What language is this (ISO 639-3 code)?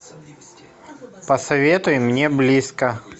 rus